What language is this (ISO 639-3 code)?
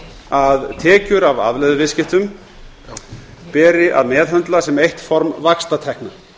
isl